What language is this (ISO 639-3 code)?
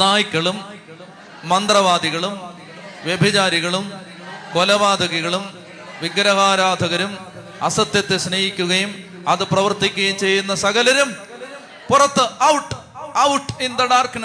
mal